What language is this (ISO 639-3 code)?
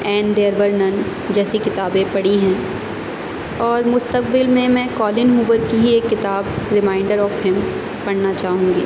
urd